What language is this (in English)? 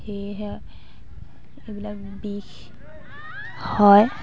Assamese